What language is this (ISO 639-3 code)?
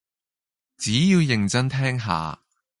yue